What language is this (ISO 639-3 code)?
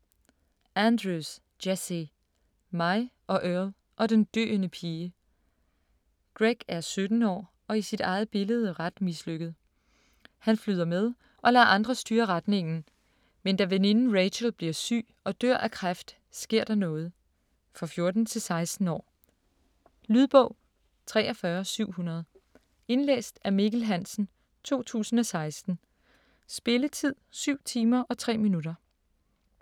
dan